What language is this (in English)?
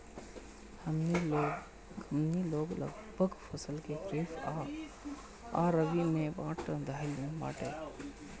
Bhojpuri